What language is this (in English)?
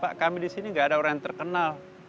Indonesian